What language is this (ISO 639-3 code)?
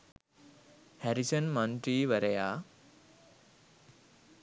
sin